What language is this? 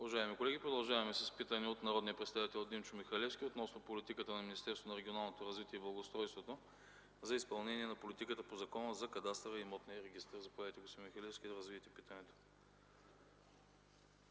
Bulgarian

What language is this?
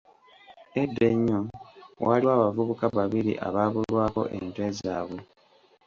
Ganda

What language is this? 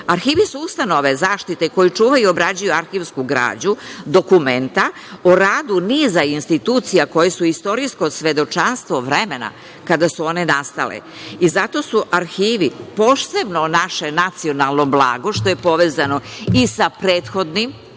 Serbian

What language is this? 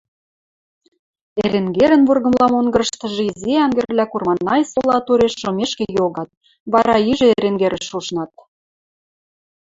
Western Mari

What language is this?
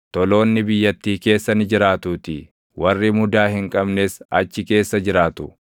Oromo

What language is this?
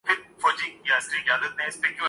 Urdu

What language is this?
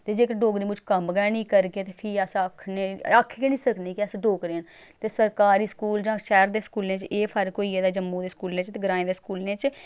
Dogri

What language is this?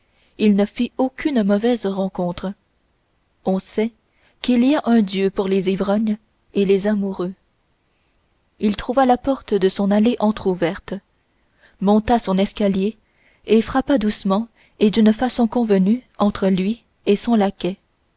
French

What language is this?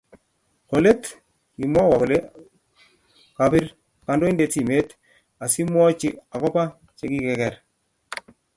Kalenjin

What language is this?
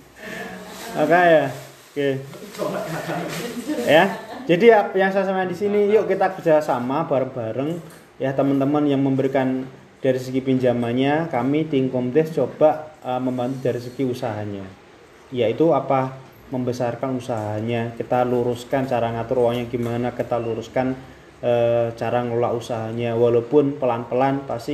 Indonesian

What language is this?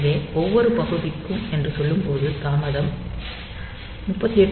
Tamil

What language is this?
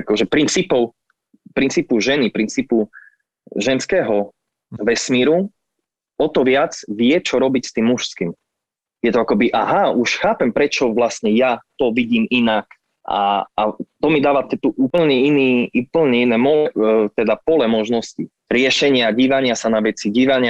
Slovak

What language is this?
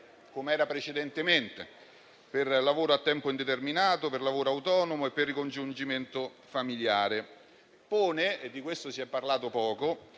Italian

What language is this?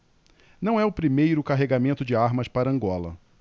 Portuguese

